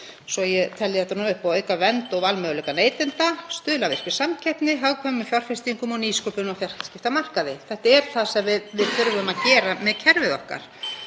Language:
Icelandic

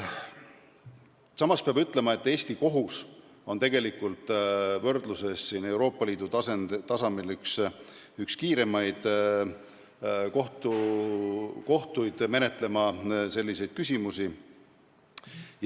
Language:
Estonian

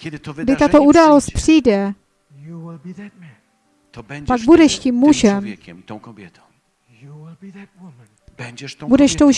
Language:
Czech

